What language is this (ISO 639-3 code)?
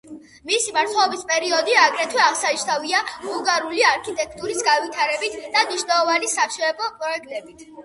kat